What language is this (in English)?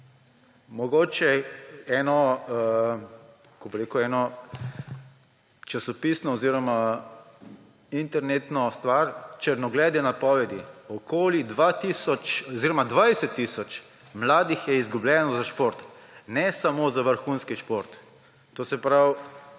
Slovenian